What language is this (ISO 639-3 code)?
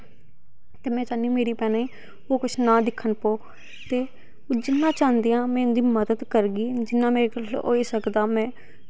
doi